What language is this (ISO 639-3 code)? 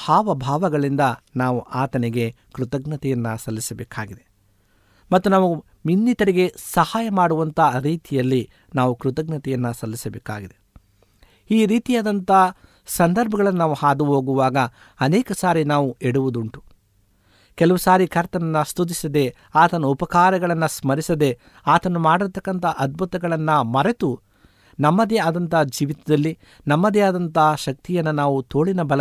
kan